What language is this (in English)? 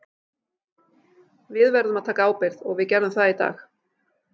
Icelandic